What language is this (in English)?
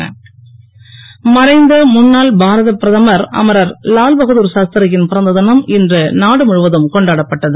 Tamil